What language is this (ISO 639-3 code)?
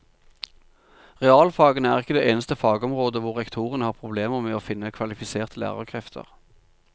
nor